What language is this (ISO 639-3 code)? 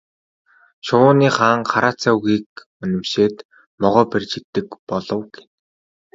mon